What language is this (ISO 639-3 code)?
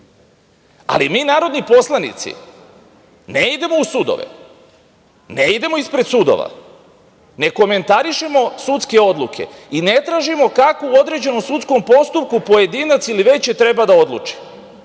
srp